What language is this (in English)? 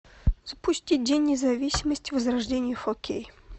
Russian